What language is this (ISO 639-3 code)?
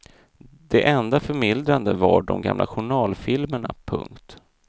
swe